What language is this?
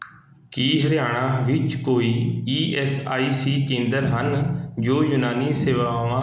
Punjabi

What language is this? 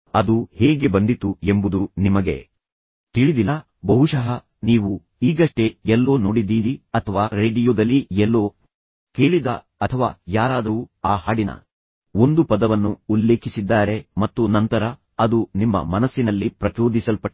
Kannada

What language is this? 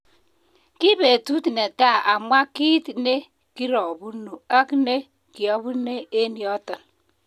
Kalenjin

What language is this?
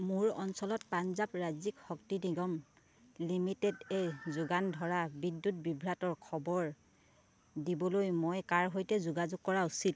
Assamese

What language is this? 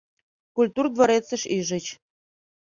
Mari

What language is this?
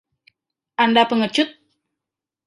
Indonesian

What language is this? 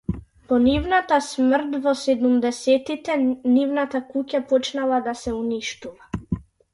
Macedonian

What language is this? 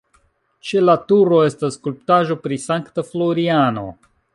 Esperanto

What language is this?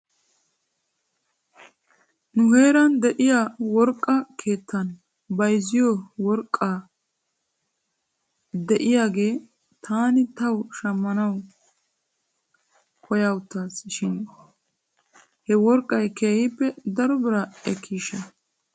Wolaytta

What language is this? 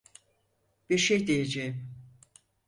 Turkish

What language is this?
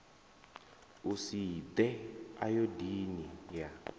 Venda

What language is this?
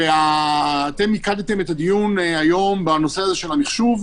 Hebrew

